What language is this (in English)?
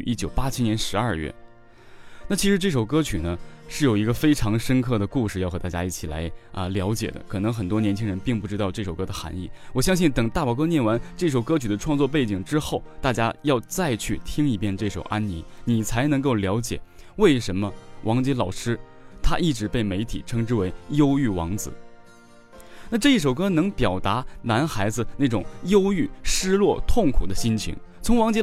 Chinese